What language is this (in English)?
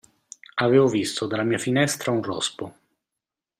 Italian